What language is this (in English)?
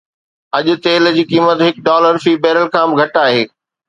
Sindhi